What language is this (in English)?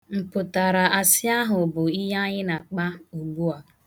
Igbo